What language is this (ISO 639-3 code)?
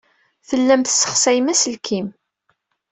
kab